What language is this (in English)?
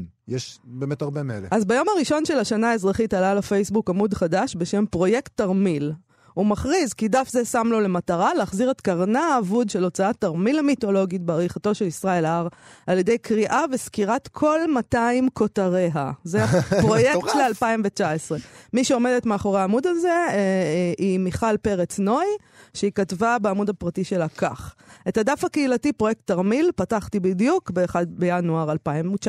Hebrew